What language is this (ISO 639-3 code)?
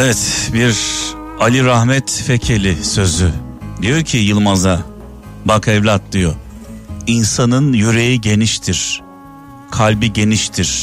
tur